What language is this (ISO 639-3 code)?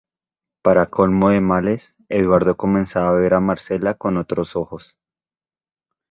spa